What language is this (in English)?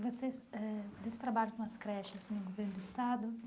Portuguese